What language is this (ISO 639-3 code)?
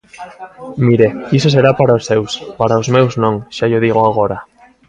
glg